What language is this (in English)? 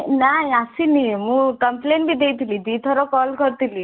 Odia